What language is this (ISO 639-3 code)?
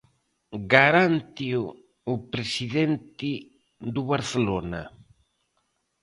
glg